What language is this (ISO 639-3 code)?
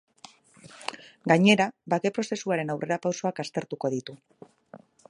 eus